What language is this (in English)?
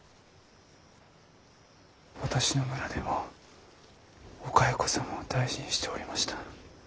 Japanese